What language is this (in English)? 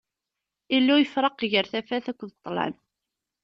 Kabyle